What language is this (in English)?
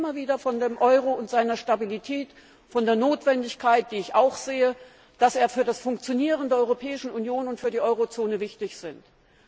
German